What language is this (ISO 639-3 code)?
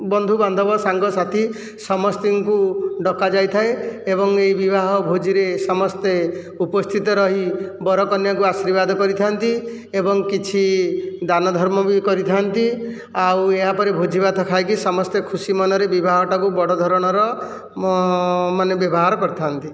ori